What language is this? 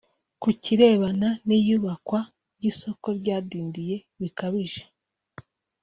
Kinyarwanda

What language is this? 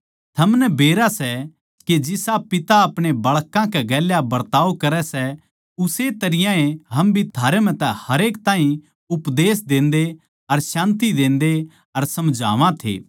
Haryanvi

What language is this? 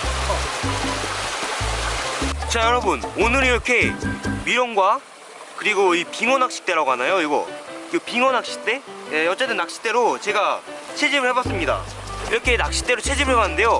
Korean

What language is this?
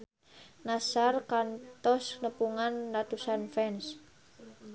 Sundanese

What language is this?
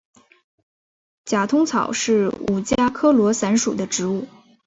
Chinese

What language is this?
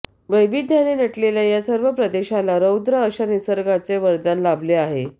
Marathi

